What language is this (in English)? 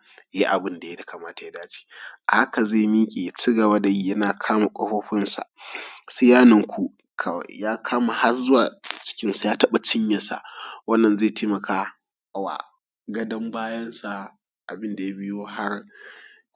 Hausa